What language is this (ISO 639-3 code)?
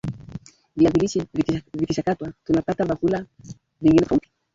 swa